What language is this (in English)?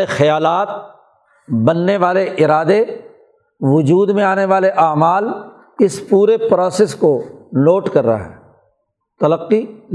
Urdu